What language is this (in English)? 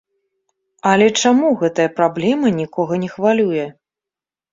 Belarusian